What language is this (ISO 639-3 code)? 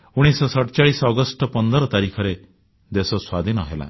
ori